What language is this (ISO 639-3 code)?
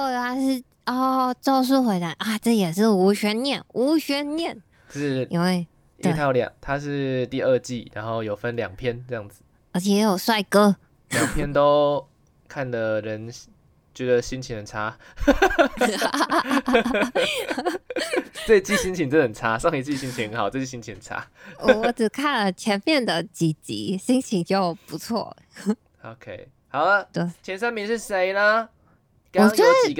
zho